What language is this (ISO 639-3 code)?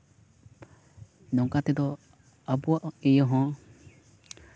sat